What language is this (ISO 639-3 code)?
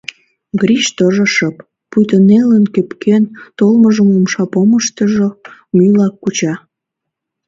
chm